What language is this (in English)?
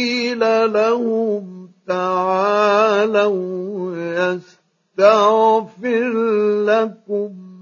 Arabic